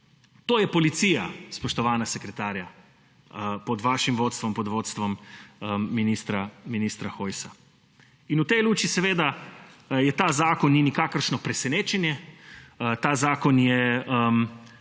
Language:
Slovenian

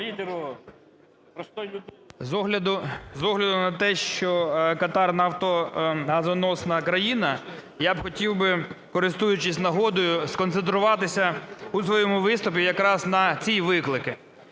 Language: Ukrainian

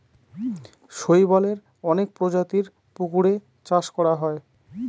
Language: Bangla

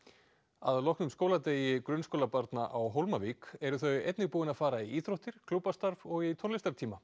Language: Icelandic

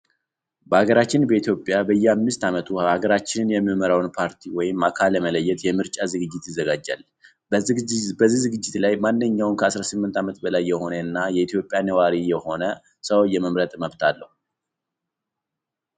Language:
Amharic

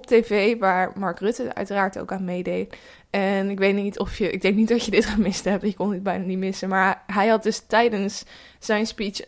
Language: Dutch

